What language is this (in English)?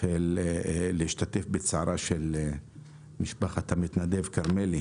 Hebrew